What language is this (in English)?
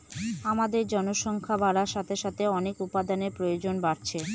Bangla